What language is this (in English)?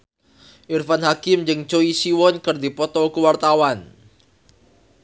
Sundanese